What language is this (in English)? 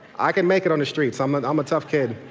English